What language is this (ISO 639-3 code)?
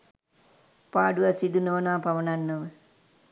sin